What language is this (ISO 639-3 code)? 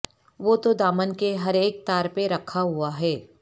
urd